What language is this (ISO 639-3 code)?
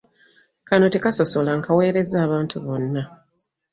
lug